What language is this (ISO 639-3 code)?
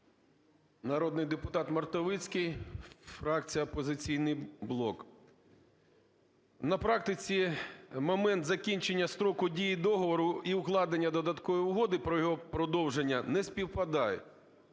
ukr